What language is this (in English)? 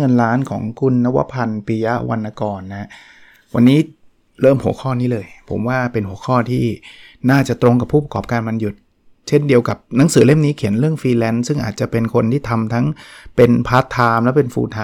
Thai